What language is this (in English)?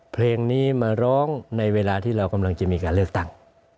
Thai